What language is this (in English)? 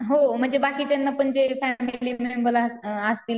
Marathi